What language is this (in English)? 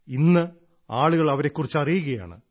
Malayalam